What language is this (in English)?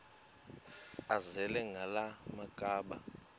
Xhosa